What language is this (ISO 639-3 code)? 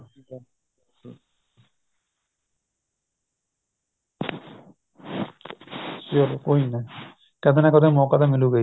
pan